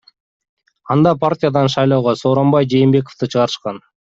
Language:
Kyrgyz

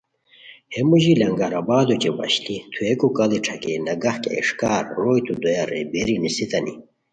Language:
Khowar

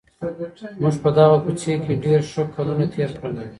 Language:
Pashto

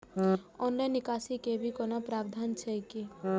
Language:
Maithili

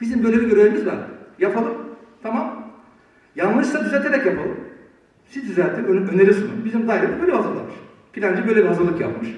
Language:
Turkish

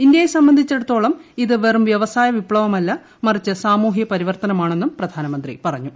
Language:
Malayalam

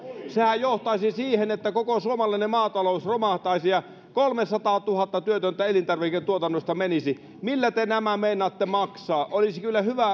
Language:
Finnish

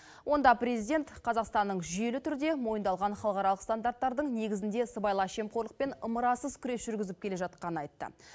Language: Kazakh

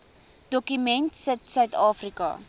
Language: Afrikaans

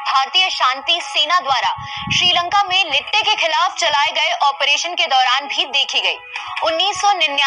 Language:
Hindi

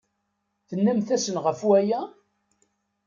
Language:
Kabyle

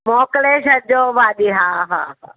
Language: Sindhi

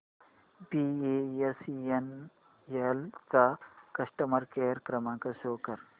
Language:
Marathi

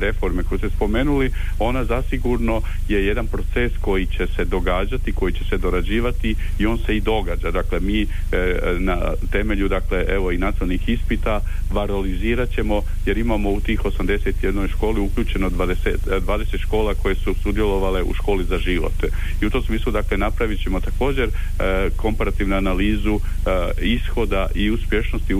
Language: Croatian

